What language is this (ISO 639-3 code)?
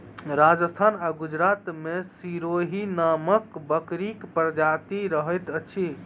mai